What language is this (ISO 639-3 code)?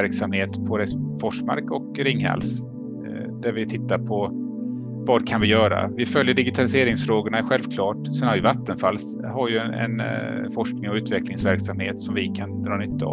swe